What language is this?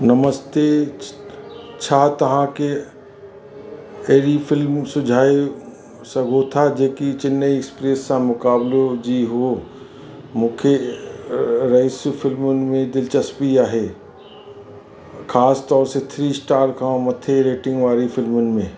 Sindhi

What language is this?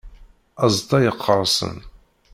Kabyle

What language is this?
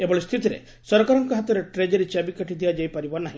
Odia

